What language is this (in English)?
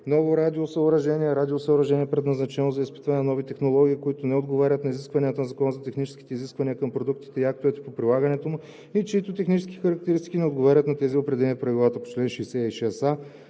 Bulgarian